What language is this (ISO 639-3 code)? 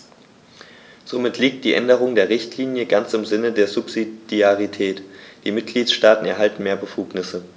deu